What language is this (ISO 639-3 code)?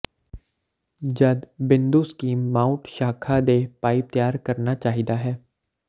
pan